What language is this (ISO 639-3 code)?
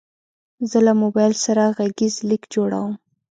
pus